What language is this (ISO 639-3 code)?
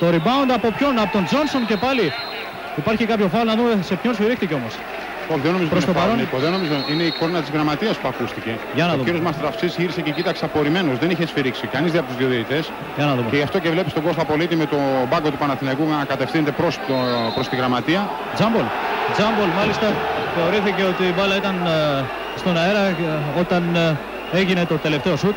ell